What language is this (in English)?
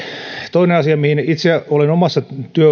Finnish